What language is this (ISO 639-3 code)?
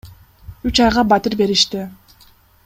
kir